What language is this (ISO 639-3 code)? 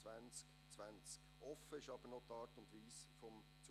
gsw